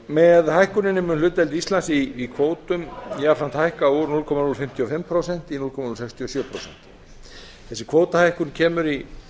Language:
Icelandic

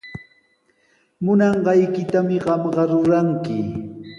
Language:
Sihuas Ancash Quechua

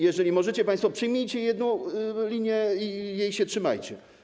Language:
Polish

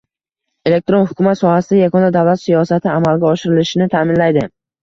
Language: Uzbek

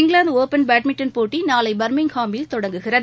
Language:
Tamil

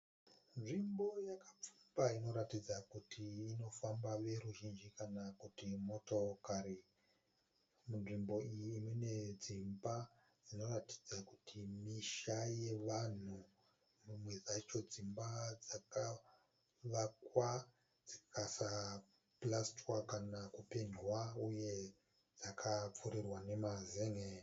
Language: Shona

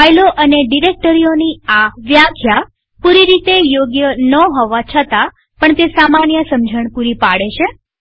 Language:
Gujarati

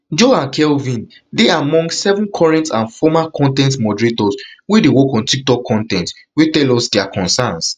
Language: Nigerian Pidgin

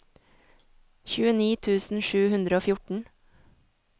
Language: Norwegian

